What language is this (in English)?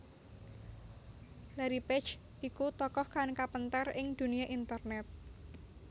Javanese